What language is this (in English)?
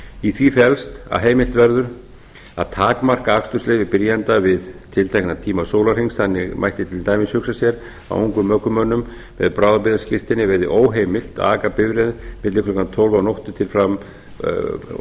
Icelandic